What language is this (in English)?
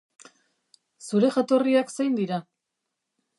Basque